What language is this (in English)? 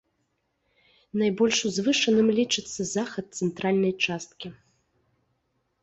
Belarusian